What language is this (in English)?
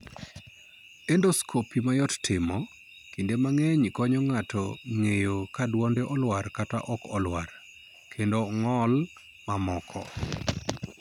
Luo (Kenya and Tanzania)